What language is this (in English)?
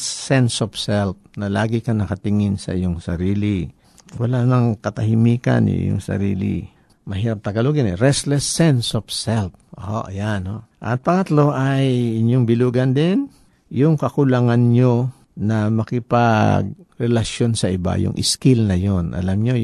Filipino